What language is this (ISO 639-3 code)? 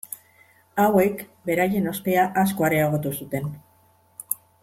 eus